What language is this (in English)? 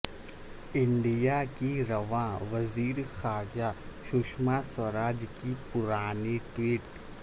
Urdu